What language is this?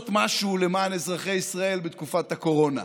Hebrew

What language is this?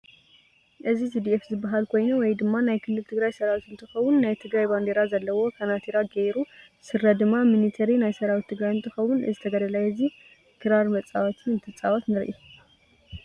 Tigrinya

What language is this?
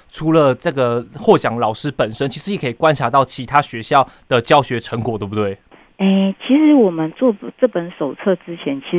Chinese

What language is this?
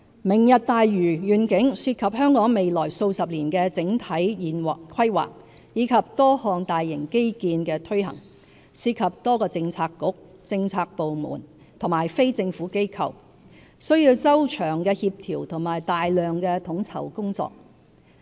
Cantonese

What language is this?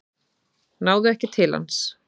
Icelandic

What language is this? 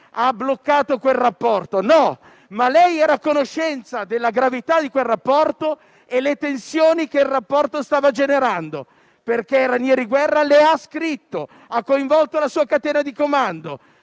Italian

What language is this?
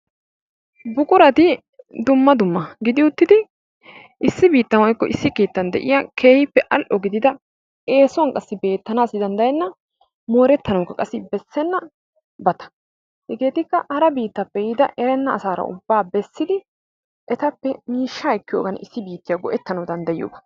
Wolaytta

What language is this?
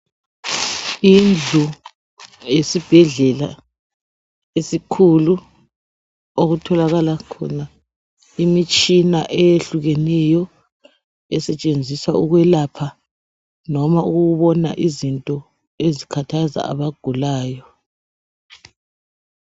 North Ndebele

